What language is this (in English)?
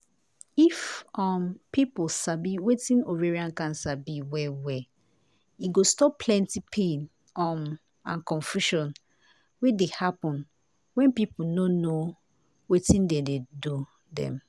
Nigerian Pidgin